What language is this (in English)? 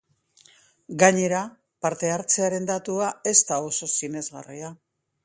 Basque